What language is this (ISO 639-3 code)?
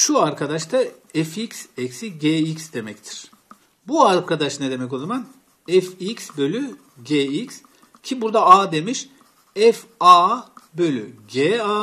tur